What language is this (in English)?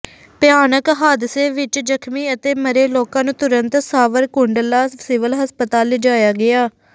Punjabi